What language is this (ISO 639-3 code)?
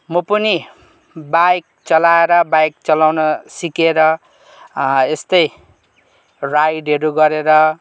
nep